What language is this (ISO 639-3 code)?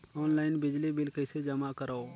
hne